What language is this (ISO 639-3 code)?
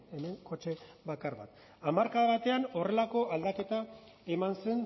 eus